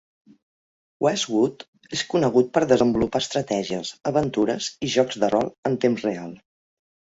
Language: Catalan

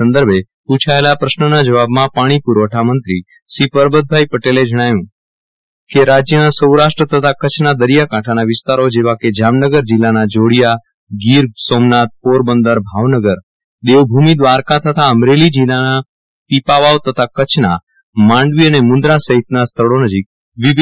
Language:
Gujarati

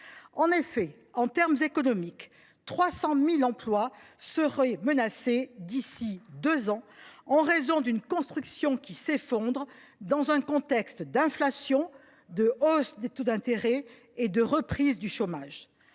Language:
French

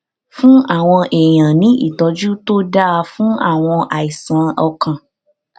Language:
Yoruba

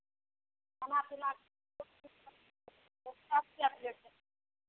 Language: Maithili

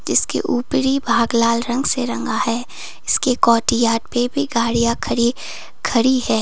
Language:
Hindi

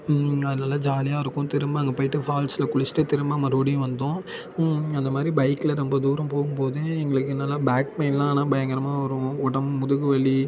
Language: Tamil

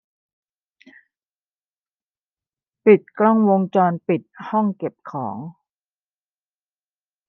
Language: Thai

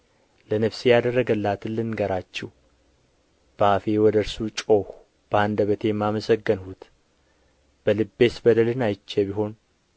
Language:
Amharic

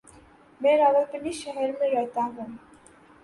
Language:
Urdu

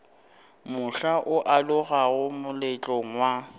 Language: Northern Sotho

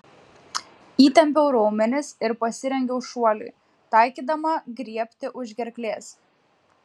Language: Lithuanian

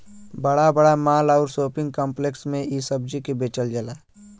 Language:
Bhojpuri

